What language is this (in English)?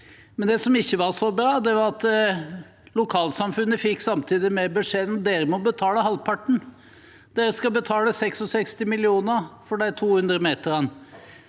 Norwegian